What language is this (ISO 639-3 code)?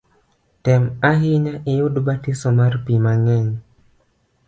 luo